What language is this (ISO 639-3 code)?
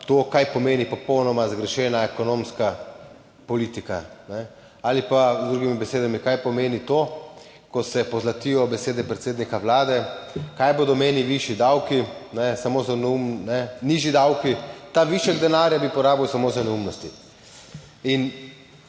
slv